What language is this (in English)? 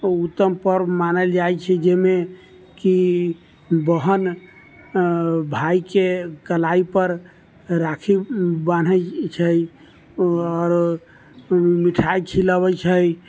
Maithili